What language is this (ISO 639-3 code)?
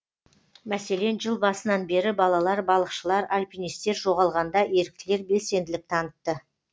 kaz